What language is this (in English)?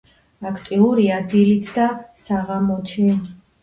Georgian